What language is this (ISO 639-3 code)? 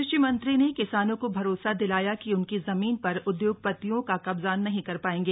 hin